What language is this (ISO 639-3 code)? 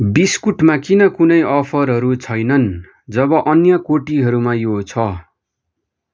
nep